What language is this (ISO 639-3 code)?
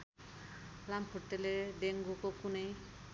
nep